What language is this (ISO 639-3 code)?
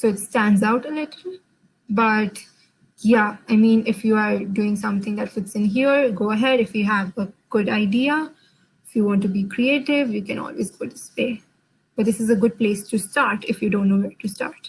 eng